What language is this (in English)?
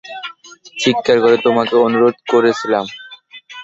Bangla